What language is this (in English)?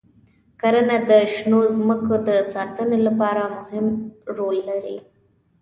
Pashto